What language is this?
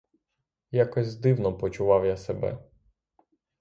Ukrainian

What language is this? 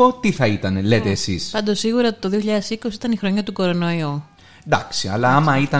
Greek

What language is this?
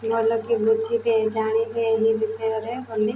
Odia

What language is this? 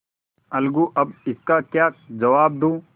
Hindi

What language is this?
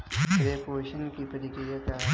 Hindi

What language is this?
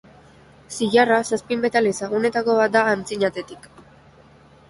Basque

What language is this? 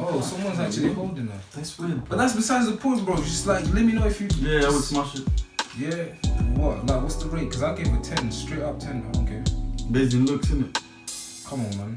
English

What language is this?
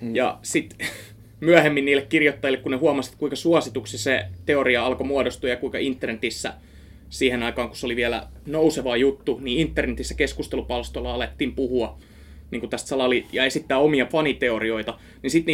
Finnish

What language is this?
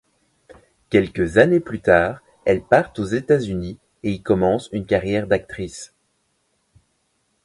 French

